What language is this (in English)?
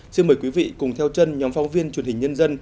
Vietnamese